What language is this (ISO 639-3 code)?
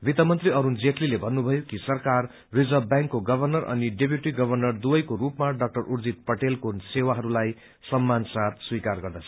nep